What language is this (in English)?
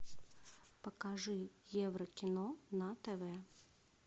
Russian